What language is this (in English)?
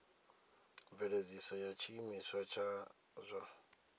Venda